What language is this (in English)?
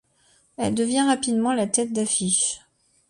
French